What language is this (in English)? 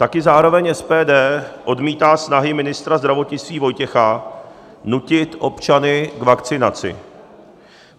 Czech